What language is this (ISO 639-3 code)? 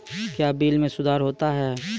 mai